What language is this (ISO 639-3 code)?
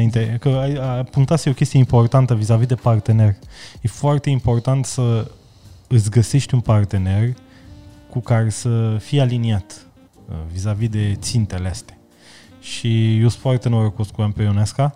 ron